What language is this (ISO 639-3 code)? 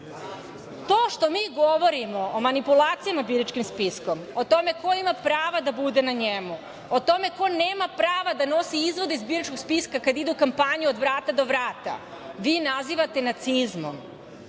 srp